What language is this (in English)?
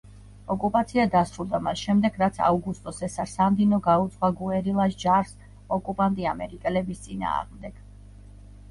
Georgian